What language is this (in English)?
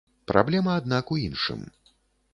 Belarusian